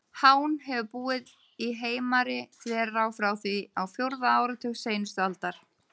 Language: Icelandic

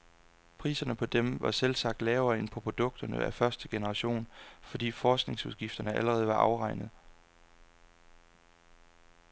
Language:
Danish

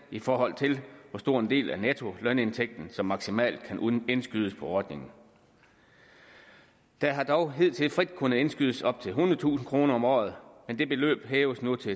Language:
Danish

